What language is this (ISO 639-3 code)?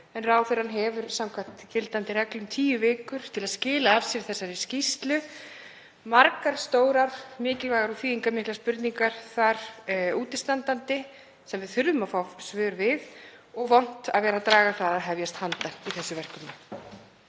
isl